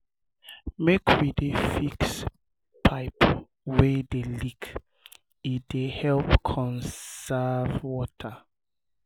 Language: Nigerian Pidgin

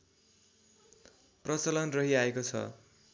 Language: Nepali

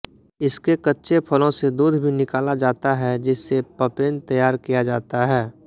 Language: Hindi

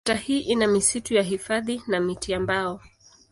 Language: Swahili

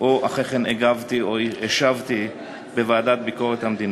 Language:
Hebrew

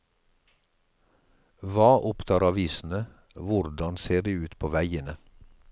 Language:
Norwegian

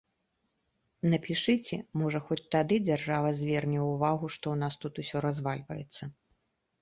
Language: Belarusian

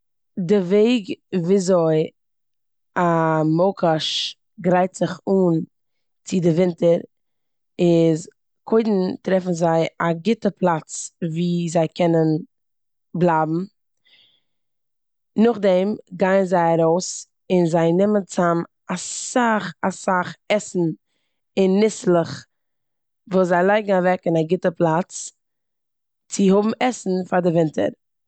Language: Yiddish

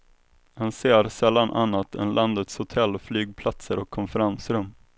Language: Swedish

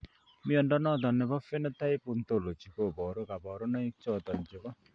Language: Kalenjin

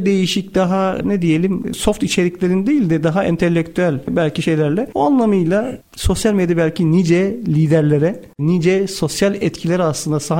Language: Turkish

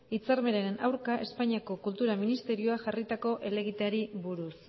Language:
Basque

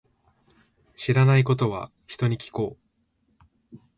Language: Japanese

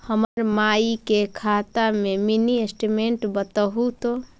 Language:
Magahi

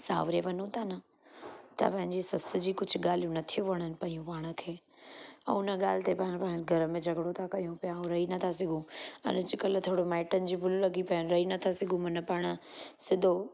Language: Sindhi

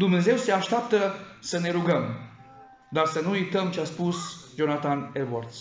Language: Romanian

